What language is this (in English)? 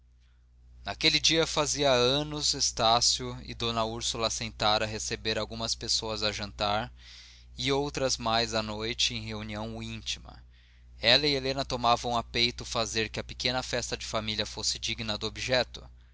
Portuguese